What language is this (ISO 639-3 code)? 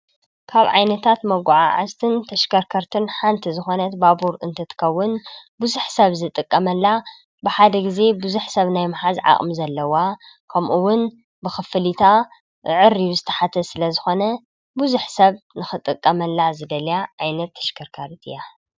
tir